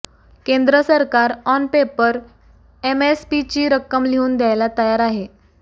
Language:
Marathi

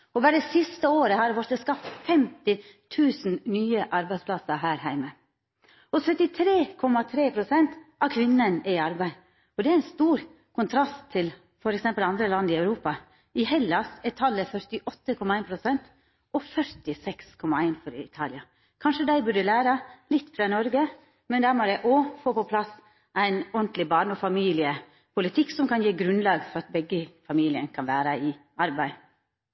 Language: Norwegian Nynorsk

